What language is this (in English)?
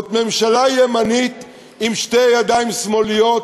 Hebrew